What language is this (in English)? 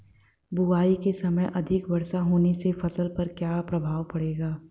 Hindi